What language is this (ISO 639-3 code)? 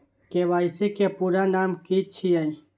mai